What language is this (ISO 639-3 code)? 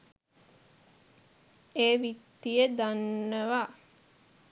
sin